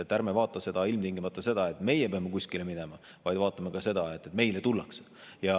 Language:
Estonian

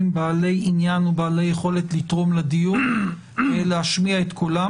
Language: Hebrew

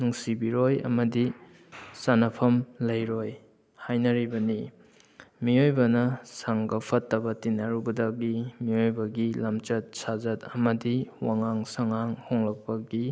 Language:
Manipuri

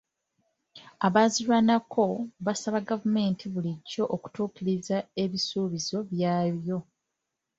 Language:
Ganda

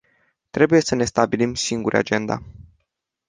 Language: Romanian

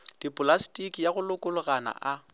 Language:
Northern Sotho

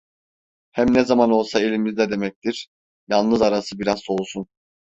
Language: Turkish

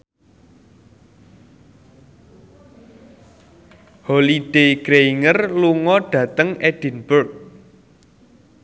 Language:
Javanese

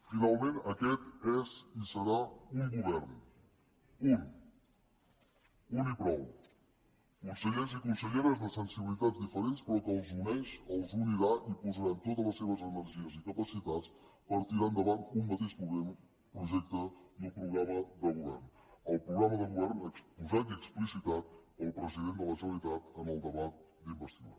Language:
Catalan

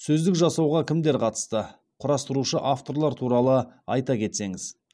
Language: Kazakh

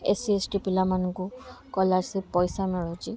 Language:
Odia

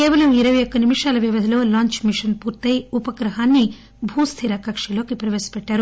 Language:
Telugu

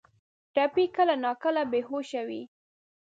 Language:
Pashto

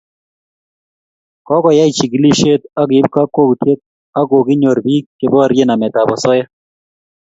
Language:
Kalenjin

